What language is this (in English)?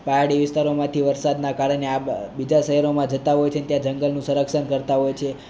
Gujarati